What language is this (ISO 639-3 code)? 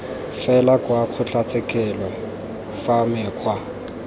tsn